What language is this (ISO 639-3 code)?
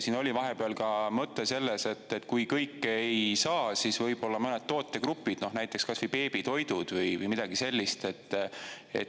est